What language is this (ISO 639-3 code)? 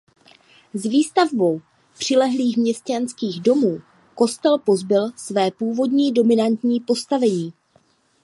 ces